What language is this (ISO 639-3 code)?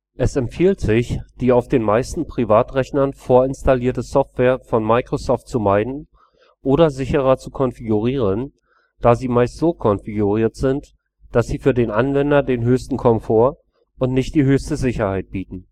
deu